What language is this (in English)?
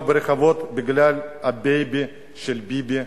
Hebrew